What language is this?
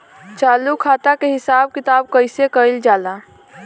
Bhojpuri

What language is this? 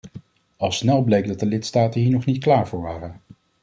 Dutch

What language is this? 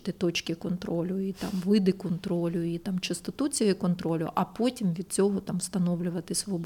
Ukrainian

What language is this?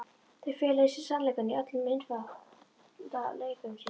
Icelandic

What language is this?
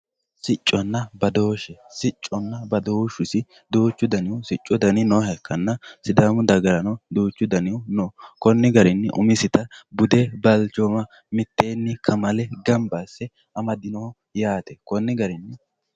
Sidamo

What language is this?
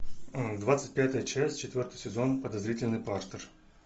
Russian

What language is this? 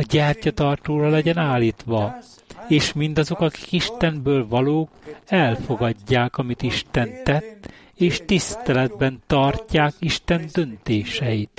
Hungarian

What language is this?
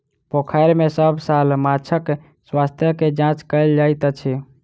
Maithili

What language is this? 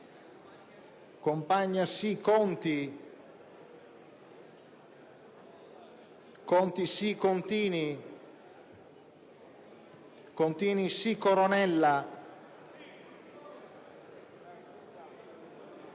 Italian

